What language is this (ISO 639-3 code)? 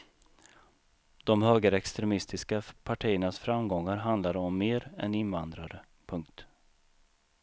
swe